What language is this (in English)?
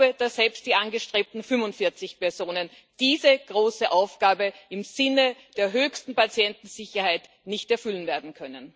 German